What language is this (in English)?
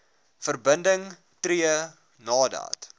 Afrikaans